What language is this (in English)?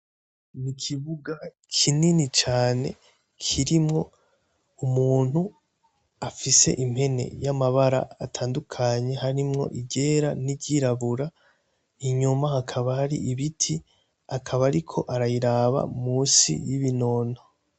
Rundi